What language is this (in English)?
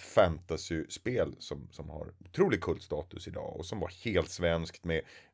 Swedish